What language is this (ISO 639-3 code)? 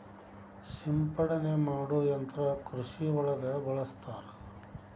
kan